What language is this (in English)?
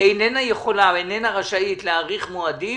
Hebrew